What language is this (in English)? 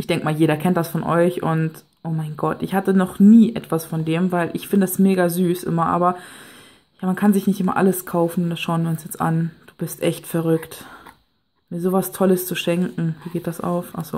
German